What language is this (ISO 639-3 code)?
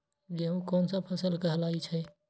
mag